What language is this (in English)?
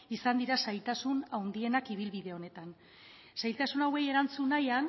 Basque